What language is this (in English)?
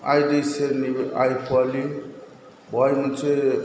Bodo